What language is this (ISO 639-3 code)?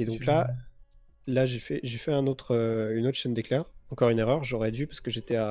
fra